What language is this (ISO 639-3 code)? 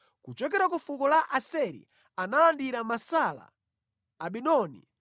nya